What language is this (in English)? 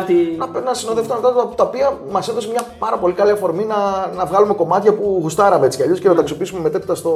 Greek